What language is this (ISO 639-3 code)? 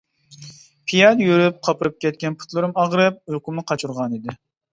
uig